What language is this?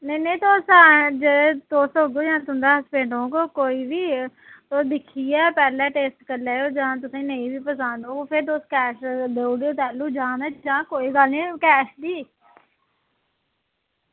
Dogri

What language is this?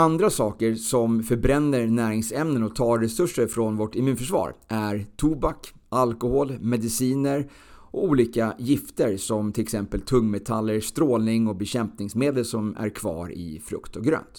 Swedish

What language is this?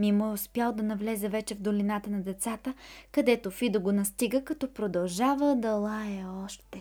Bulgarian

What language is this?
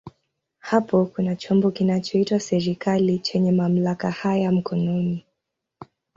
Swahili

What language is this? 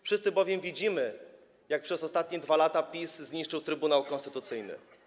Polish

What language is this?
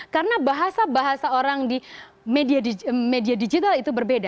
Indonesian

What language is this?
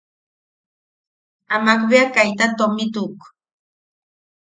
Yaqui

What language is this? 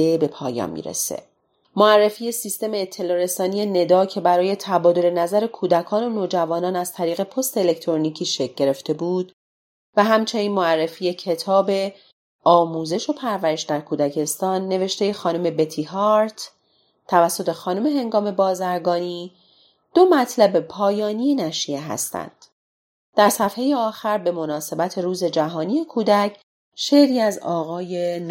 Persian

